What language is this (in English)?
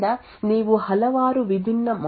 Kannada